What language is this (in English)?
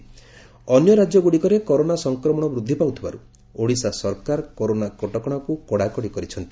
Odia